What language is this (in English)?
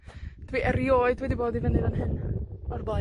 Welsh